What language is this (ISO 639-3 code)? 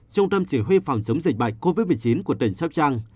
vie